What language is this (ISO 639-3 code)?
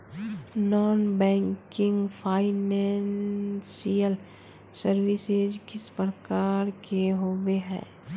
mag